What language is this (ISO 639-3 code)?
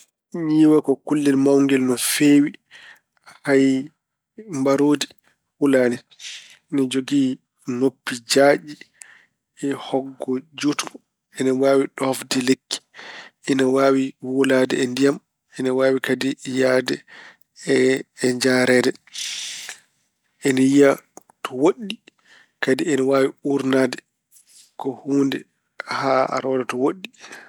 ful